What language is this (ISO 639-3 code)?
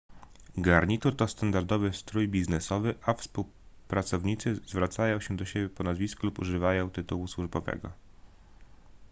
pol